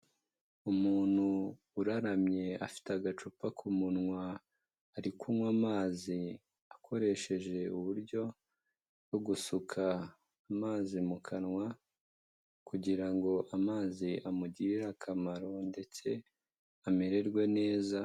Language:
Kinyarwanda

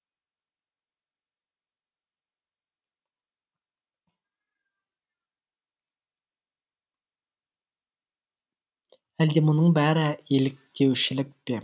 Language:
Kazakh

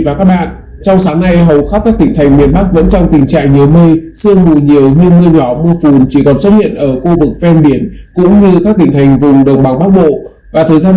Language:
Vietnamese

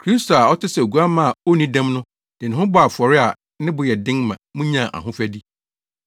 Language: Akan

